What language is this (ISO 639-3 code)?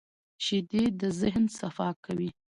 pus